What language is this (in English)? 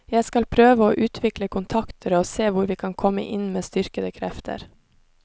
Norwegian